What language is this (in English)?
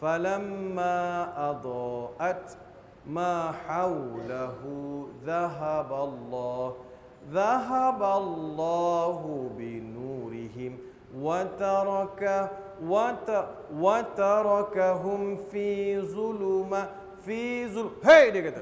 Malay